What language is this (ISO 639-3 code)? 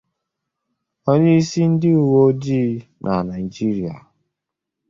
ibo